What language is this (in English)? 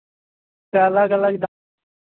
Maithili